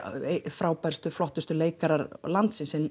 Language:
Icelandic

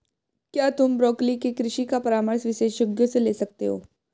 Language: Hindi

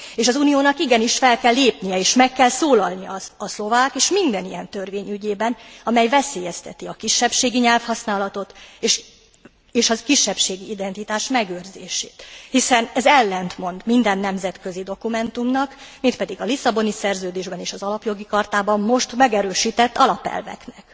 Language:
Hungarian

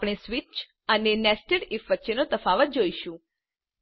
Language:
Gujarati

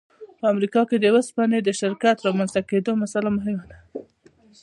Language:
Pashto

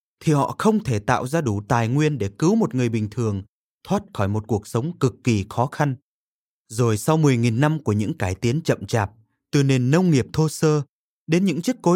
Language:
Vietnamese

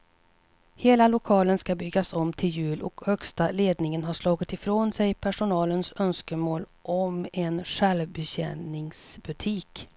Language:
Swedish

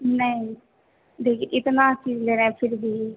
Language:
Hindi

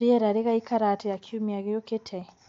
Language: Kikuyu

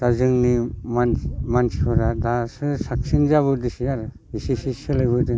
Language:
Bodo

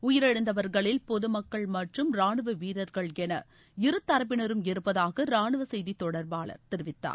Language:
Tamil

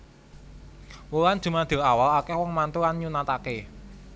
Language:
Javanese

